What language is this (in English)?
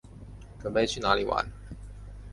Chinese